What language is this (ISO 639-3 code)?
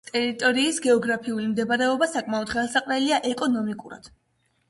kat